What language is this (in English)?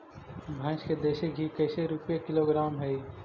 Magahi